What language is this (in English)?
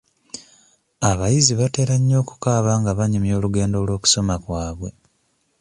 Ganda